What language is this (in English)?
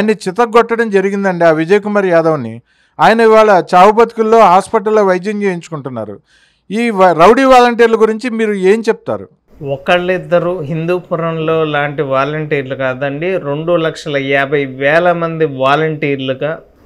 Telugu